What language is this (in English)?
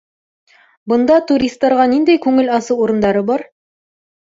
Bashkir